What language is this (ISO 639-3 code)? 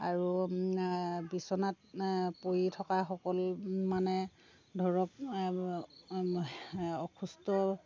asm